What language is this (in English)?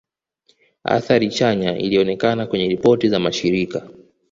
Swahili